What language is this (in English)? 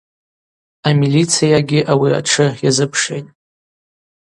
Abaza